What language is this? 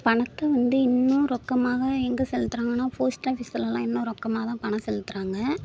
Tamil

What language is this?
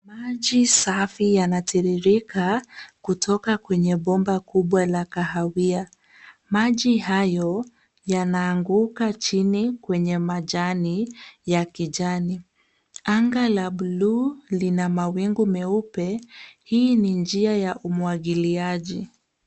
Swahili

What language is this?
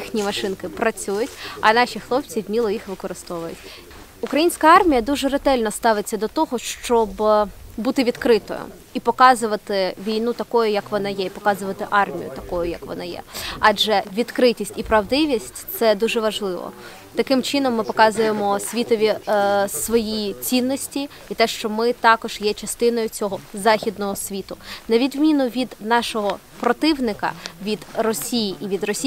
Ukrainian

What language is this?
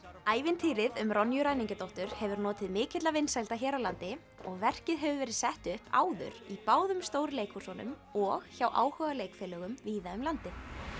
Icelandic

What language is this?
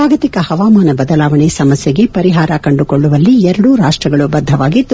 Kannada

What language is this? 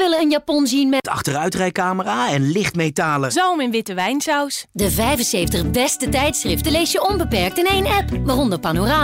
Dutch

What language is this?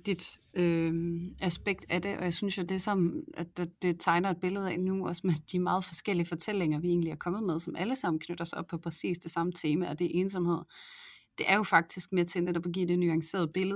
Danish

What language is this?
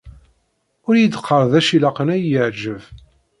Kabyle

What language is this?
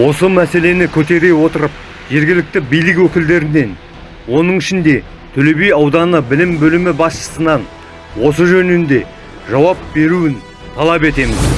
Kazakh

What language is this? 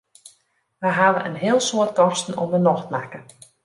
Western Frisian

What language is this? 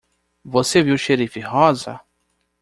Portuguese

